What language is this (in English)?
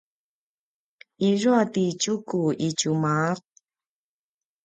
Paiwan